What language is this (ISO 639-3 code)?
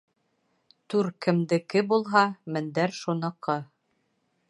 bak